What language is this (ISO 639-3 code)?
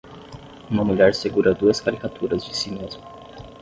por